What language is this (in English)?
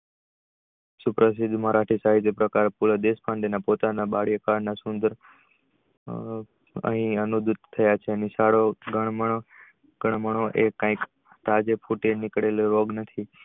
Gujarati